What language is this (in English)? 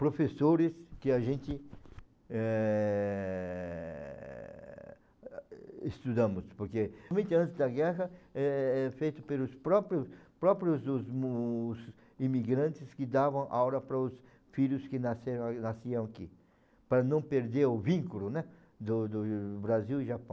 Portuguese